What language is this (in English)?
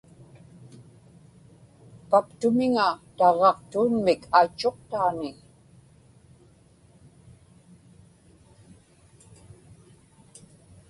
Inupiaq